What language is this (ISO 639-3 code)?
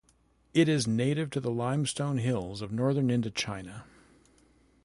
eng